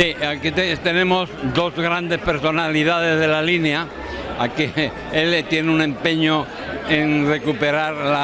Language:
Spanish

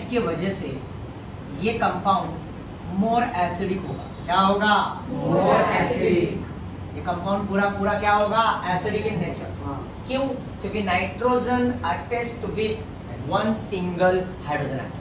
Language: Hindi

